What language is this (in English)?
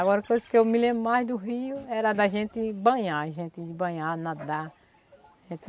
Portuguese